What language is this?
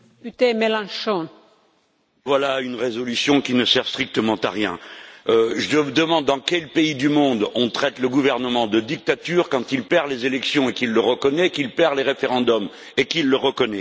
French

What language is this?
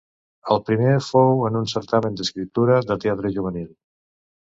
Catalan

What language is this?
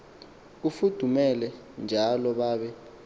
Xhosa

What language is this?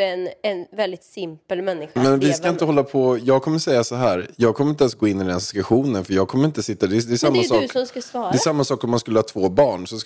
Swedish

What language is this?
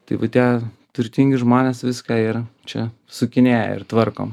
Lithuanian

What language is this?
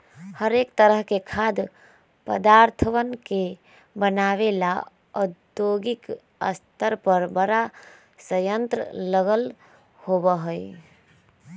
Magahi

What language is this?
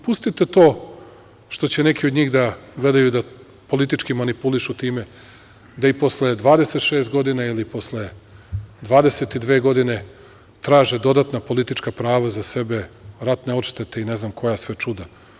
Serbian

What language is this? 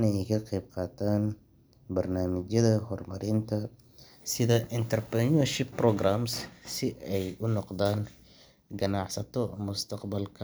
Somali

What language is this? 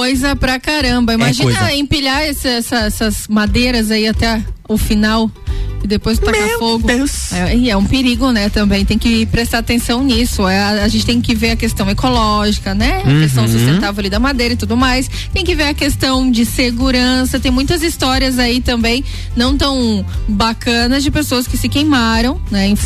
Portuguese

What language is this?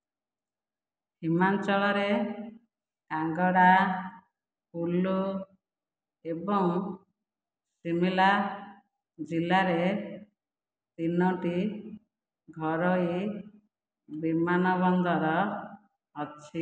Odia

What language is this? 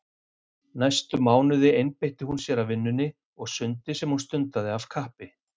Icelandic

